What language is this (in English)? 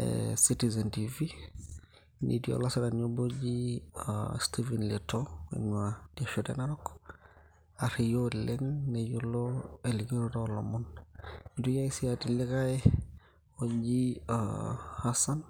Masai